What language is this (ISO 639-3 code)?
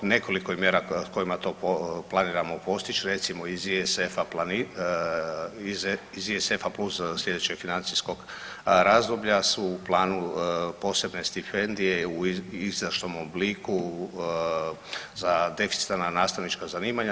hrv